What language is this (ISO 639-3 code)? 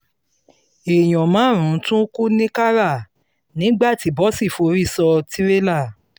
yor